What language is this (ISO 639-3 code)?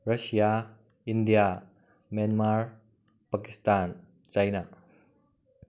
mni